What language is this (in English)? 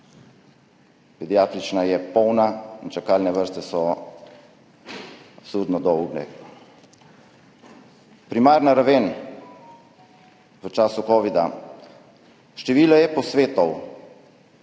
Slovenian